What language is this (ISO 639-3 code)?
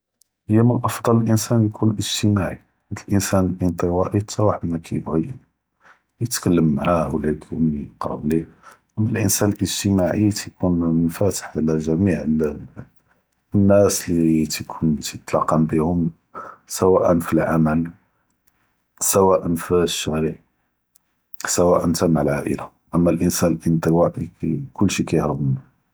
jrb